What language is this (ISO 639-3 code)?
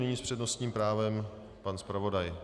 ces